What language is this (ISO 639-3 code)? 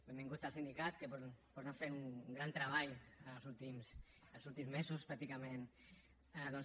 cat